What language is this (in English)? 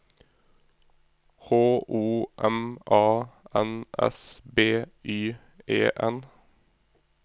Norwegian